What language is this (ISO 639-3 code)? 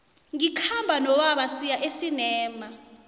nbl